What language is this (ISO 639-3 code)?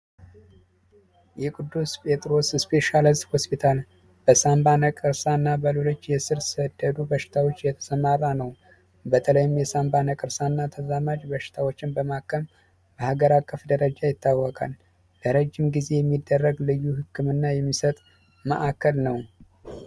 amh